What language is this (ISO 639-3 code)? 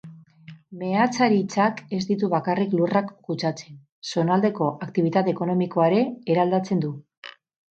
eus